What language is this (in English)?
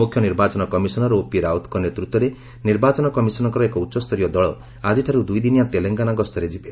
Odia